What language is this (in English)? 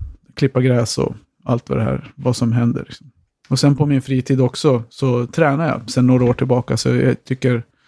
Swedish